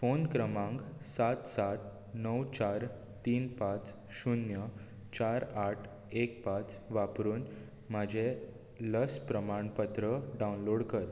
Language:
Konkani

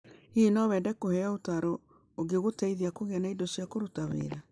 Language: Kikuyu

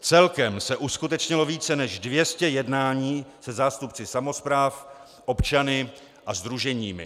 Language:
Czech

